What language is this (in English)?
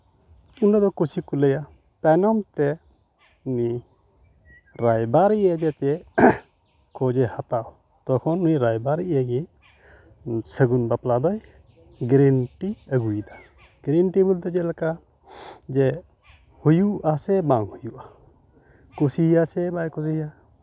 Santali